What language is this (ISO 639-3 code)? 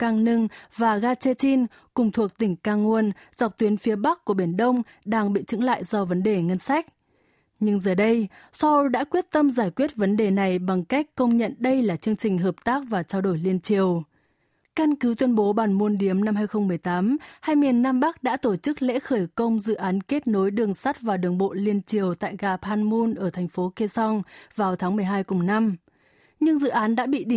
vie